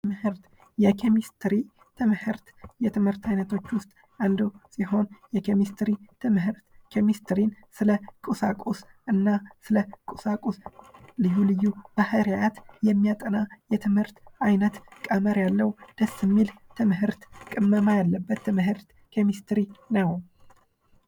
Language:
Amharic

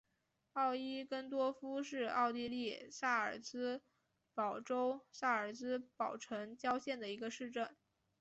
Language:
Chinese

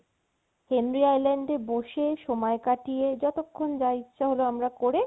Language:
Bangla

